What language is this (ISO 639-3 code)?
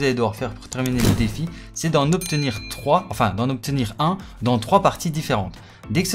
fra